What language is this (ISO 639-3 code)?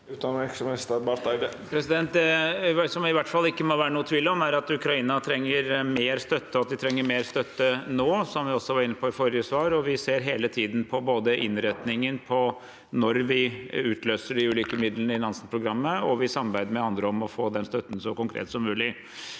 nor